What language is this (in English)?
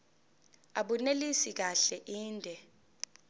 Zulu